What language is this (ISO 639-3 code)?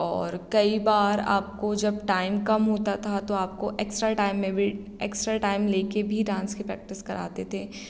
hin